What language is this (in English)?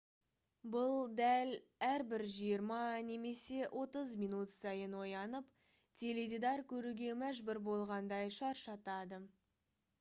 Kazakh